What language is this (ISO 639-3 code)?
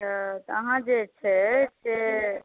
mai